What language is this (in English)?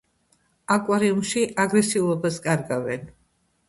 Georgian